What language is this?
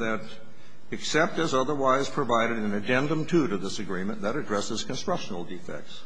English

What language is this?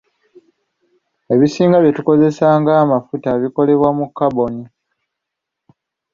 Ganda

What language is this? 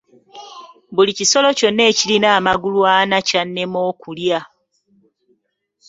Ganda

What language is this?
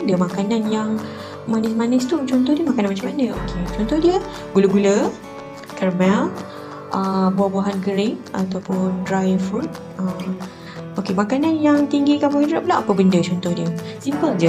Malay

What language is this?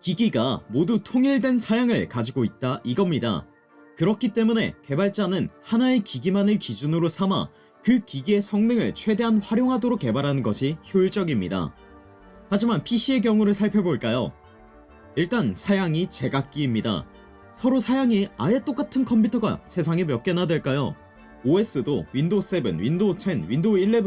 Korean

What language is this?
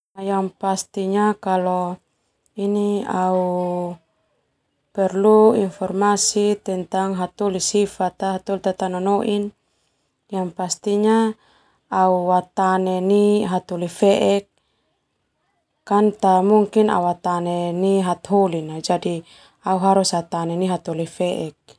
Termanu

